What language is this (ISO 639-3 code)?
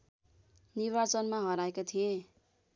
nep